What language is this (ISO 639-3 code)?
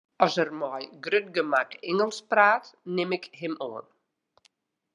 fry